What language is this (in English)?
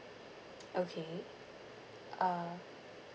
English